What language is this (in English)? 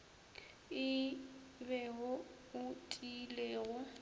Northern Sotho